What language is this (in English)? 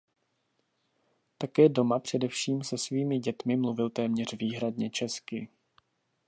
Czech